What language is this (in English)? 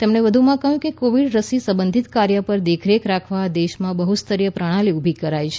Gujarati